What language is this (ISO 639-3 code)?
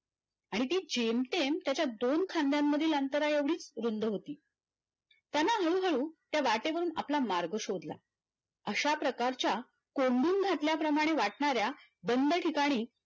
mar